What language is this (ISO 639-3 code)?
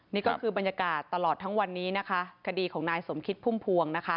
tha